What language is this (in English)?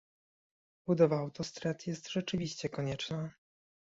Polish